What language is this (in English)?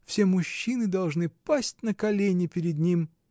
Russian